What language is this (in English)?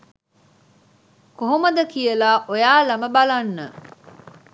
Sinhala